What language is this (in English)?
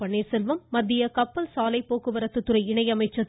Tamil